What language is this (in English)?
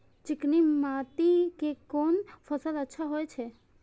Maithili